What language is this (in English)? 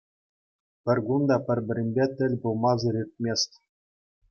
Chuvash